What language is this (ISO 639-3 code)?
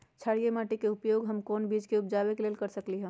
mag